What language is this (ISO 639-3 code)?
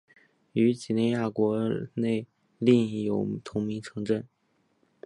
zho